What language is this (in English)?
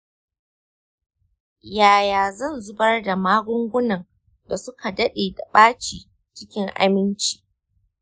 Hausa